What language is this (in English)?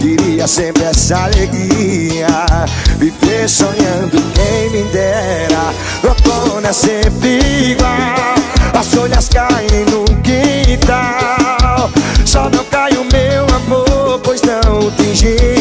Portuguese